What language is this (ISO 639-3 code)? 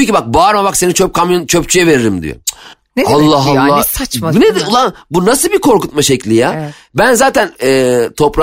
tur